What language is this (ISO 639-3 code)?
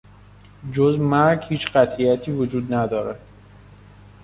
fas